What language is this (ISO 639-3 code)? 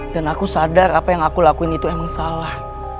ind